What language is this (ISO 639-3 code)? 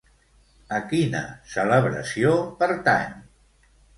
cat